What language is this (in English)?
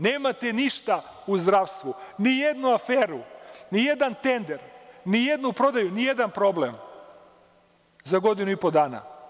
Serbian